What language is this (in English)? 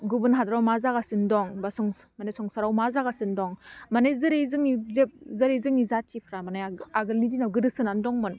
Bodo